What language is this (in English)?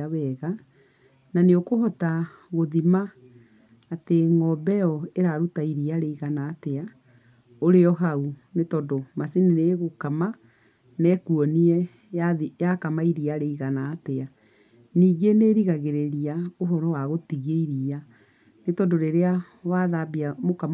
Kikuyu